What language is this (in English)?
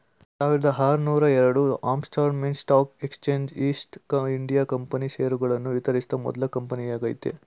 Kannada